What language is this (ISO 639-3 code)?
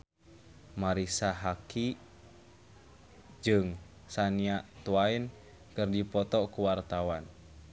sun